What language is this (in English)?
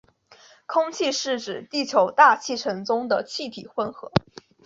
Chinese